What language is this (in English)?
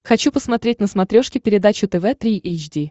Russian